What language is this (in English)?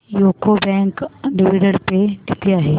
Marathi